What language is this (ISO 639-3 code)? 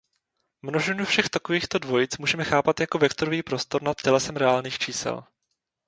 ces